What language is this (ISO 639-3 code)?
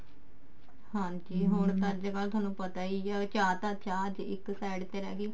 pan